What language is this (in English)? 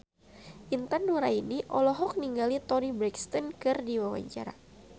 Sundanese